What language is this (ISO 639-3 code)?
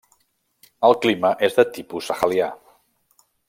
cat